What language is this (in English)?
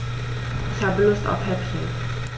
German